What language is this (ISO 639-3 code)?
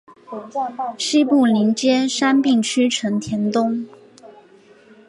zho